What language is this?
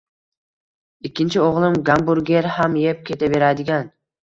Uzbek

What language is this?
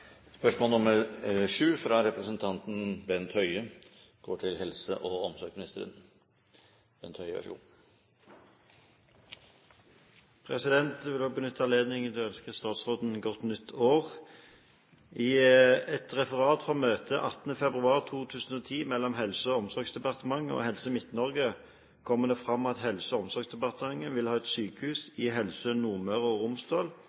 Norwegian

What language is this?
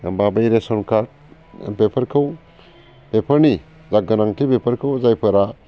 Bodo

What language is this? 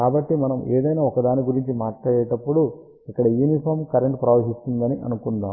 Telugu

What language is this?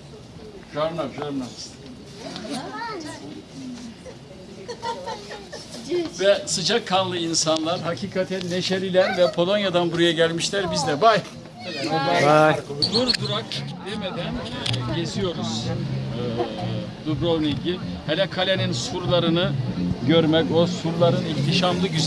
Turkish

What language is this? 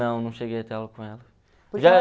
Portuguese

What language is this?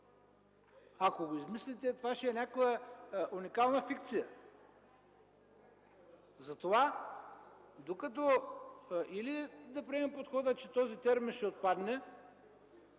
Bulgarian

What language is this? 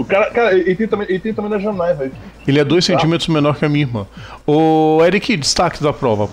Portuguese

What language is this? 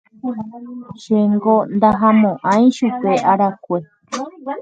Guarani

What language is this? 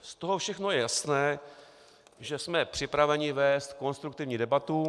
Czech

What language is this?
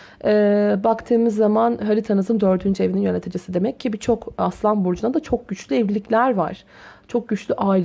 Turkish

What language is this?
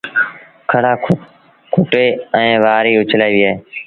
Sindhi Bhil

